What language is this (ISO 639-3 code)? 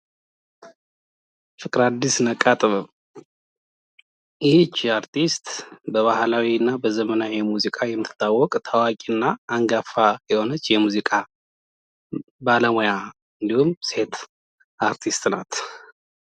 amh